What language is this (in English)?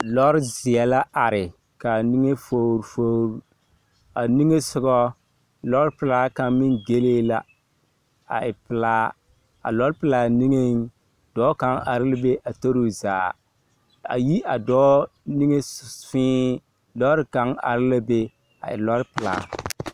Southern Dagaare